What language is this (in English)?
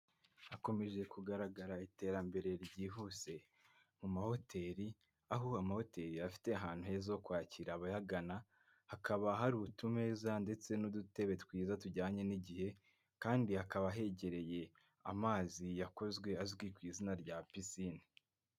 Kinyarwanda